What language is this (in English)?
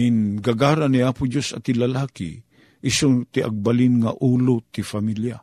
Filipino